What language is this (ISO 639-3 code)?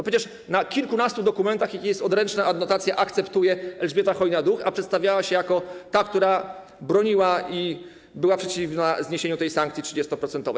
pol